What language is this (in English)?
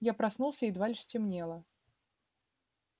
Russian